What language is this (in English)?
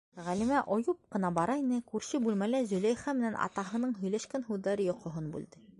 Bashkir